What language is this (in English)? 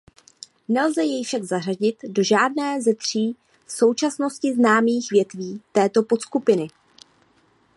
Czech